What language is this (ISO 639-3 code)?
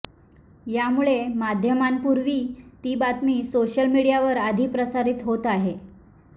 mar